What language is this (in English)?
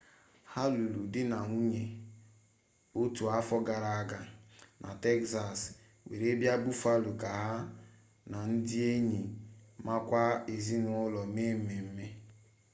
Igbo